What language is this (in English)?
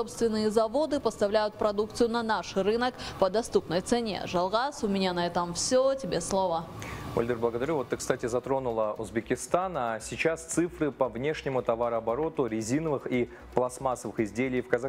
Russian